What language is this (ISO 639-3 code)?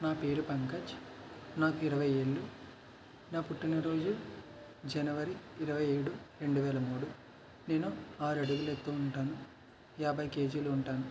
tel